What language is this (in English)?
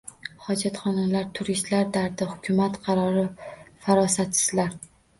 Uzbek